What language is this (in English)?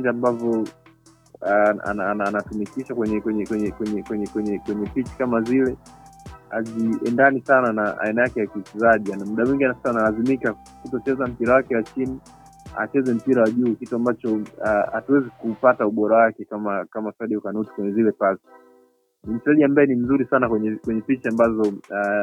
Swahili